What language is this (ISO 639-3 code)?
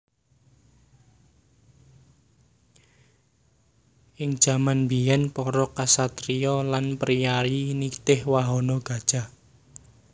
jav